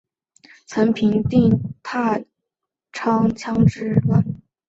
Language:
Chinese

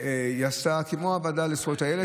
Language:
Hebrew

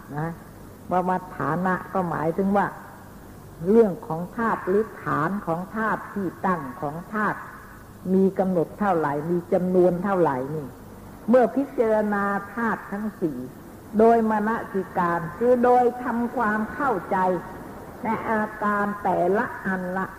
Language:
Thai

